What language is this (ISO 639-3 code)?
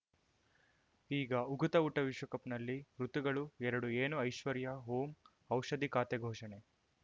kan